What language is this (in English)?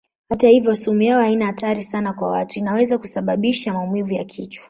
Swahili